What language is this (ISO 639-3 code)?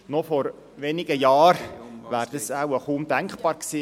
gsw